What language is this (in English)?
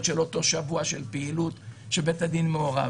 Hebrew